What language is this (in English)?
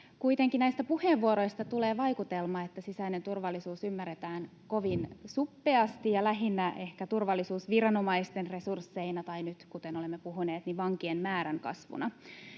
Finnish